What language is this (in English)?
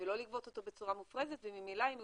Hebrew